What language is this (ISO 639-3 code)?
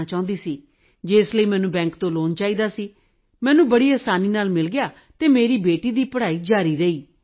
pan